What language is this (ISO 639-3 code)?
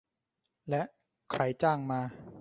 tha